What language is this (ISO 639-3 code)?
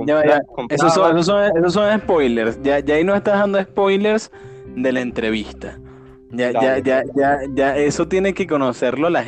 spa